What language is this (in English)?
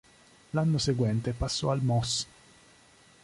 Italian